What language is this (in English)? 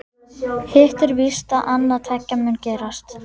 Icelandic